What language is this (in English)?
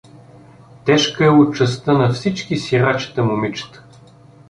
Bulgarian